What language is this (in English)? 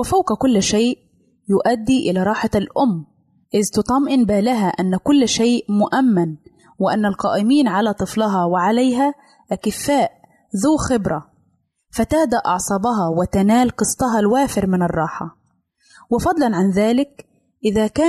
Arabic